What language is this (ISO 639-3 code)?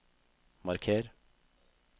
nor